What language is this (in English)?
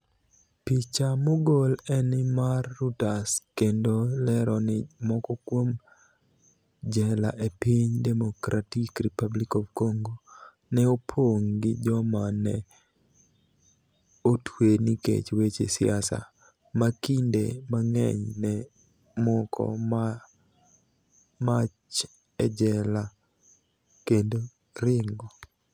Luo (Kenya and Tanzania)